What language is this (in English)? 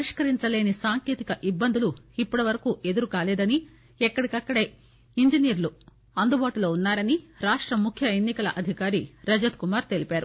Telugu